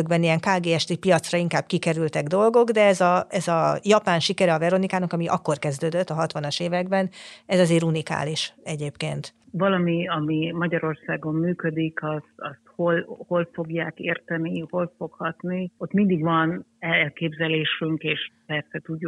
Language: Hungarian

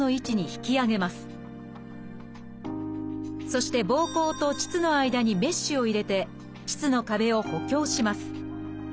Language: Japanese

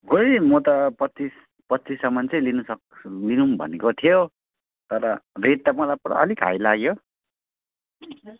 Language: Nepali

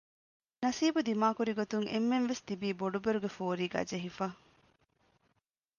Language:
Divehi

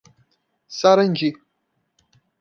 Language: Portuguese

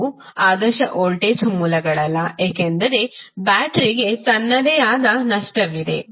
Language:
Kannada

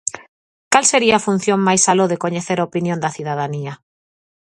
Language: Galician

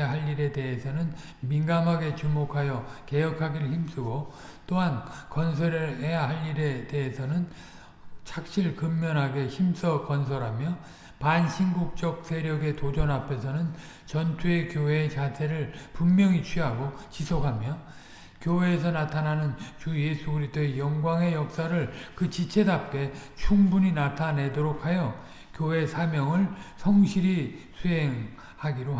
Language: Korean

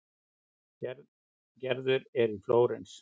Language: Icelandic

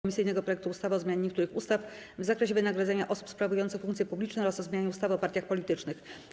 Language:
Polish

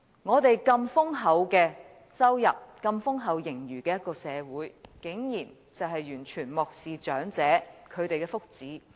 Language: Cantonese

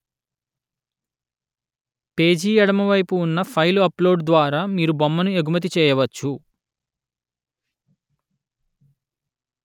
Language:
Telugu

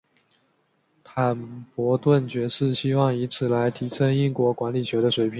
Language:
Chinese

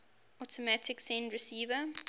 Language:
English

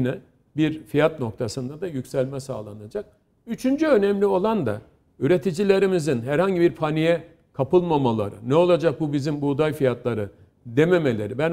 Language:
Turkish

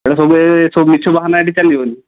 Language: Odia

